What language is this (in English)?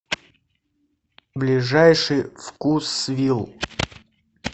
Russian